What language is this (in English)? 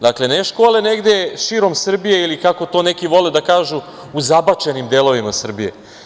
Serbian